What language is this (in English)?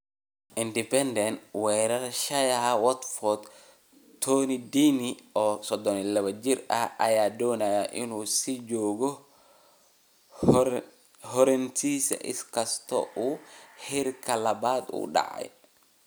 Somali